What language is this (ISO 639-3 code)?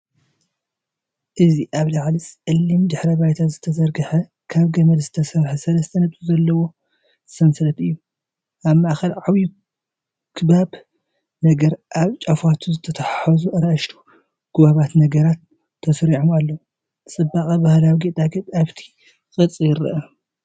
tir